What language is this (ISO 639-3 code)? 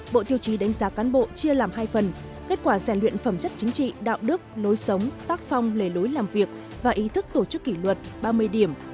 vie